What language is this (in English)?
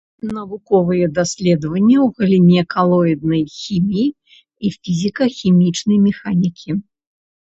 Belarusian